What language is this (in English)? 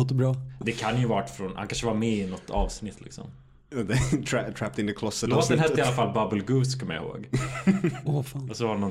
Swedish